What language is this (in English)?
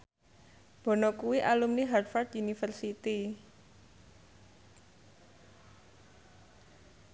Javanese